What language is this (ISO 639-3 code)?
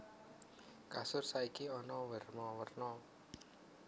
jav